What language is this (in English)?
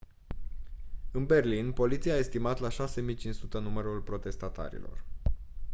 Romanian